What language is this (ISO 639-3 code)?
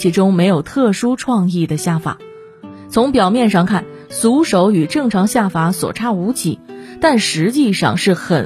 zho